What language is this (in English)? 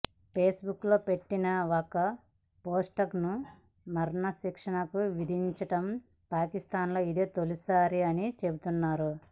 Telugu